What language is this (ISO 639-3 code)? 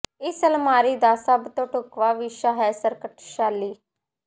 pan